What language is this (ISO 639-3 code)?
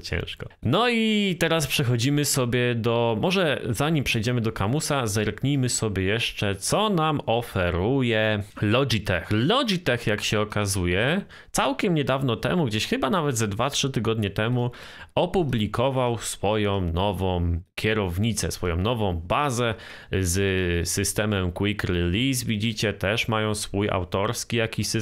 pol